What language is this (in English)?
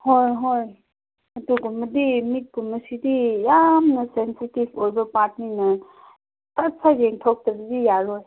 Manipuri